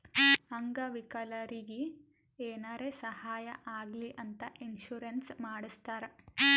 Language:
Kannada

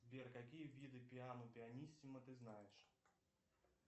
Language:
Russian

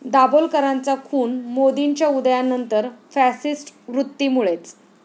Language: Marathi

